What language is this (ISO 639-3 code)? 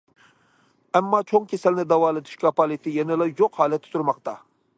uig